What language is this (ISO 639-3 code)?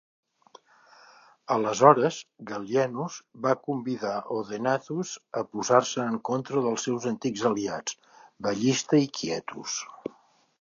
cat